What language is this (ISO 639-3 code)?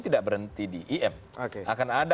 ind